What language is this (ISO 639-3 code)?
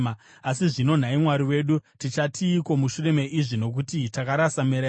sna